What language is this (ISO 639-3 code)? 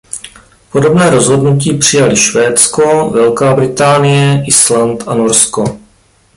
ces